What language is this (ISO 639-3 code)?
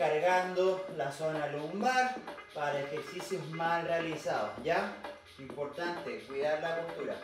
spa